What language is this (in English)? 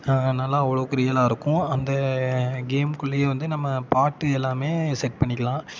Tamil